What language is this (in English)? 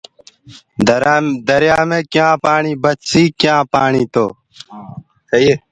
Gurgula